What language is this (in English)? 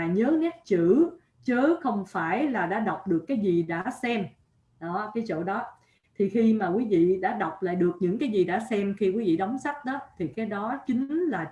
Vietnamese